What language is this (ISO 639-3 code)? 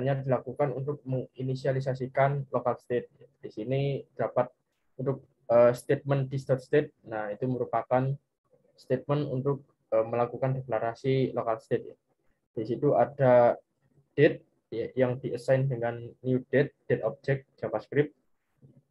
ind